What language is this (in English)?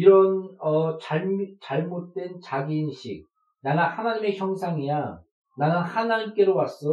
Korean